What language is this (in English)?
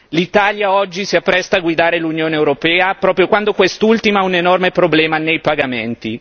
Italian